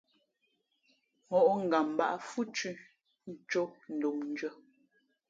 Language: Fe'fe'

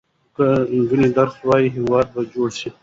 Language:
Pashto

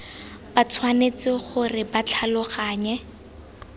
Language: Tswana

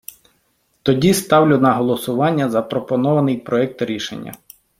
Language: Ukrainian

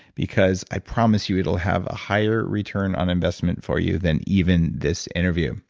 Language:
English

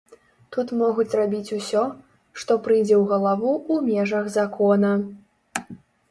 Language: Belarusian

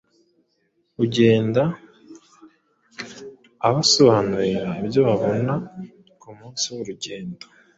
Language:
Kinyarwanda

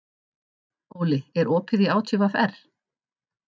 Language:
Icelandic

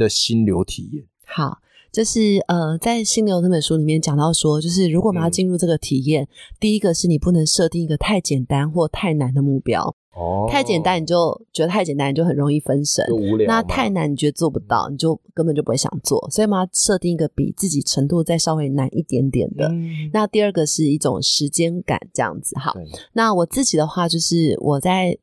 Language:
Chinese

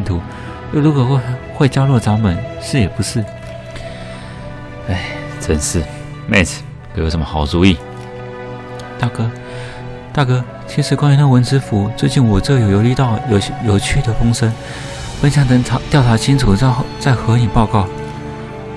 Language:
Chinese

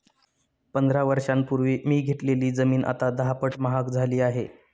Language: Marathi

